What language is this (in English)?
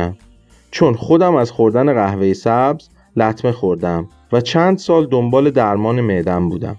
Persian